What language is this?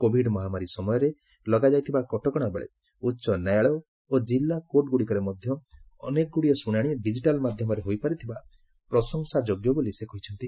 Odia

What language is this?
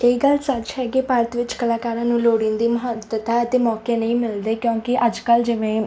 Punjabi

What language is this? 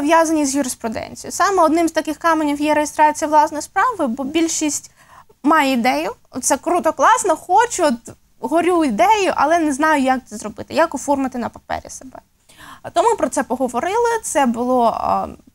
Russian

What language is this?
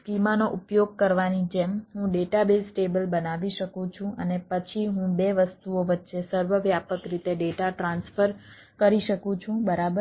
Gujarati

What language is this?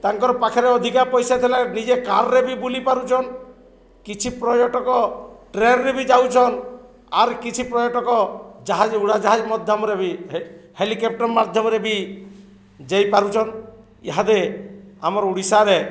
Odia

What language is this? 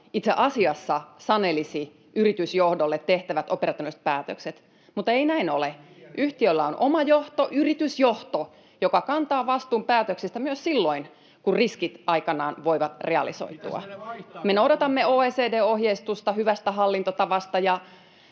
Finnish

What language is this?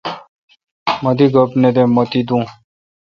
Kalkoti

